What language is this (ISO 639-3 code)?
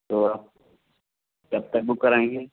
urd